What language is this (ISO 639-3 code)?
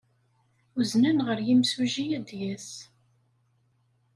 kab